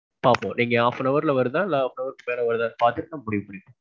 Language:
Tamil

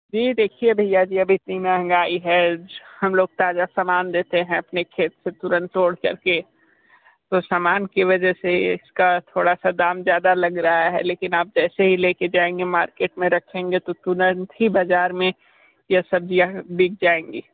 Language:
Hindi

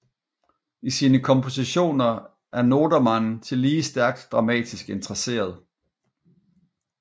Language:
Danish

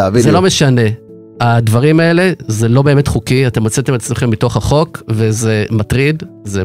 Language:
Hebrew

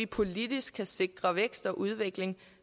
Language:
Danish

